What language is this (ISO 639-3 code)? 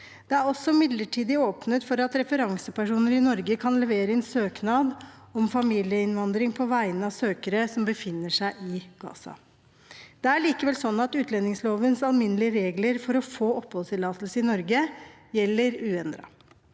nor